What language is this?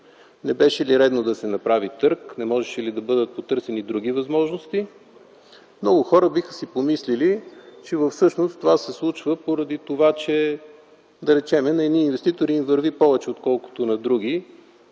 Bulgarian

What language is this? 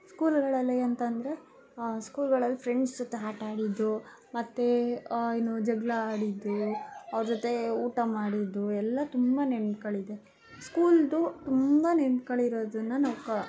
Kannada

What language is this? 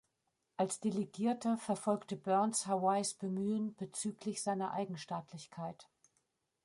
German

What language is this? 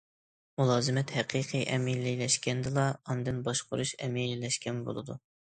Uyghur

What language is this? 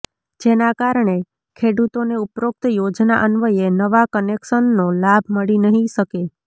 Gujarati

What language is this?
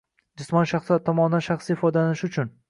Uzbek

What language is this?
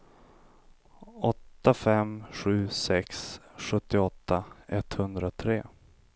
Swedish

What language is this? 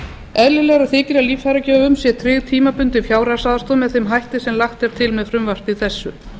Icelandic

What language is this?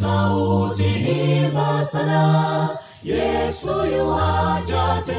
Swahili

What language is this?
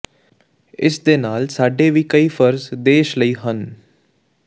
Punjabi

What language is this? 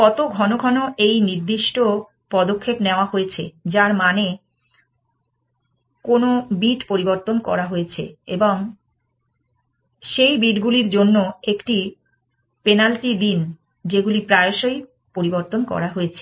Bangla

